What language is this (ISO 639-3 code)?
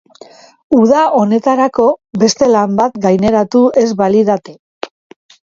eus